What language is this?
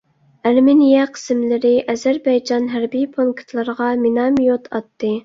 Uyghur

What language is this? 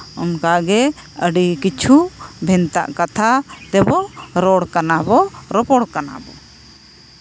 Santali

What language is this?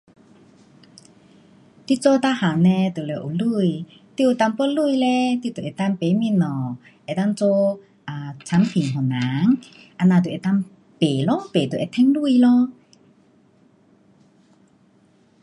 Pu-Xian Chinese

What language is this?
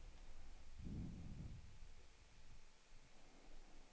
Swedish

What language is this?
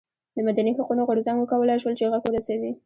Pashto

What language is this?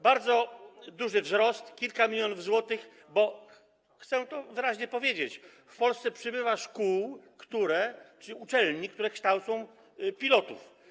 Polish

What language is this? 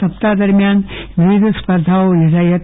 Gujarati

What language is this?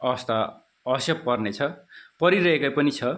Nepali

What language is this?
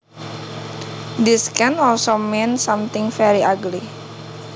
Javanese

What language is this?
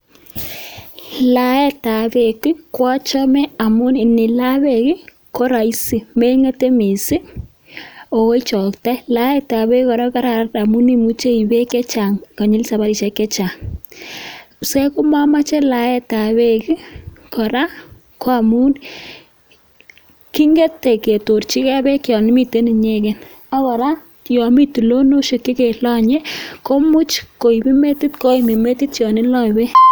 Kalenjin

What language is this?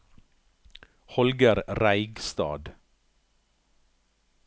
Norwegian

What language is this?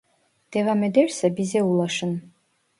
Turkish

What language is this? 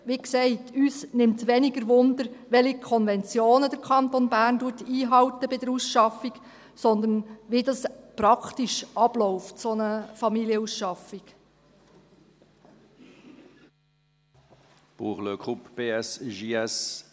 Swiss German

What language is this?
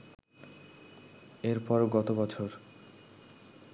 Bangla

